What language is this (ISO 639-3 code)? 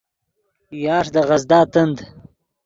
ydg